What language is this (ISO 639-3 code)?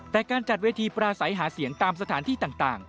tha